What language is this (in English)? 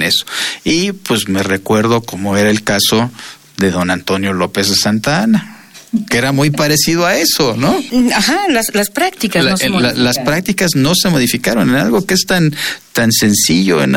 Spanish